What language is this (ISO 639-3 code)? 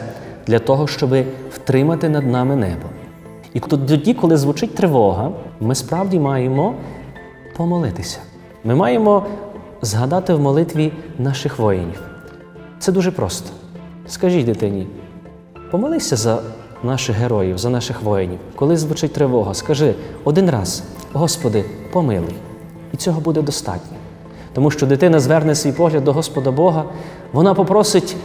ukr